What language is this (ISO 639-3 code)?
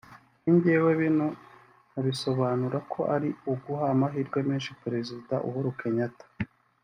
kin